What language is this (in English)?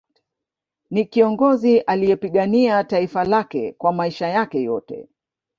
Swahili